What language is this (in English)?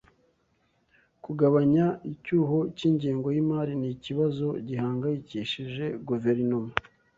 Kinyarwanda